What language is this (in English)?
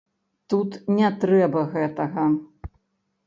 Belarusian